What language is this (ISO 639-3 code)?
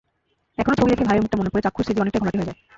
ben